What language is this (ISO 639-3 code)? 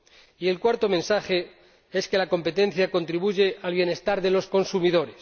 spa